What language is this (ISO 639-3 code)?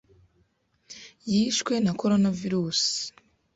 kin